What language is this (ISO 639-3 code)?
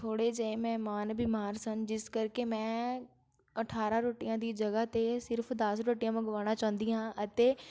pan